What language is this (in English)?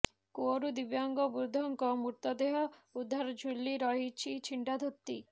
Odia